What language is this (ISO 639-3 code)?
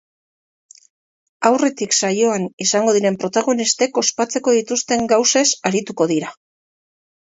eus